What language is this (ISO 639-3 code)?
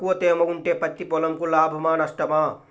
tel